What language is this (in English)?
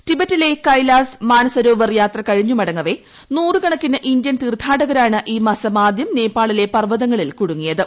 Malayalam